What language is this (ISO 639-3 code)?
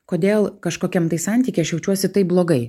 lit